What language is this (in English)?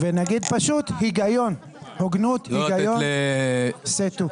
Hebrew